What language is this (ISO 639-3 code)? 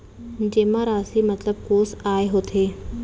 hne